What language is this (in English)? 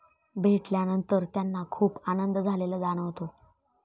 Marathi